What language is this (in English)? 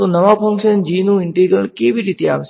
Gujarati